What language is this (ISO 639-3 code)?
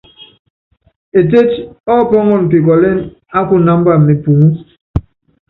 yav